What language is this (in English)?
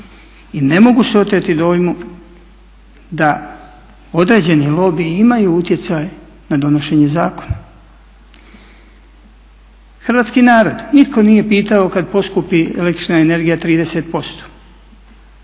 Croatian